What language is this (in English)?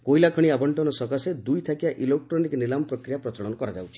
Odia